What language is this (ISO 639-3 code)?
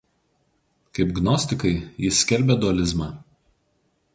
lit